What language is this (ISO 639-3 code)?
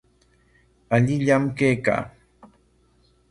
qwa